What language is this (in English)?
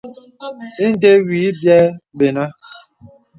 Bebele